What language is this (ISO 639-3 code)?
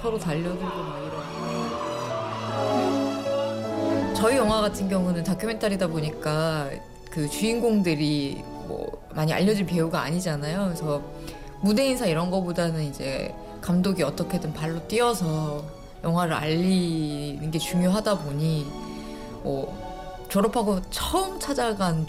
kor